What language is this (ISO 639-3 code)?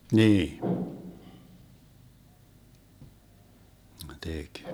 fin